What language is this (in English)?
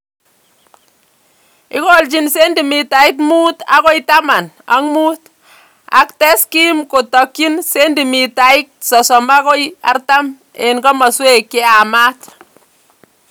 Kalenjin